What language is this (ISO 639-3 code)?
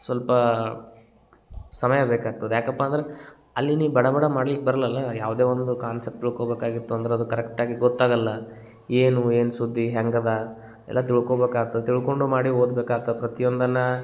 kan